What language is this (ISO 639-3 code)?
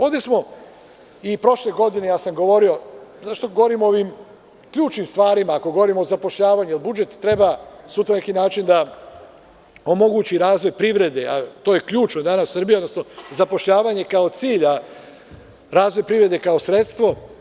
srp